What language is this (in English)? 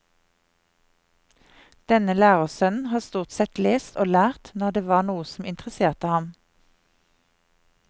Norwegian